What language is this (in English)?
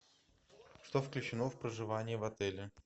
Russian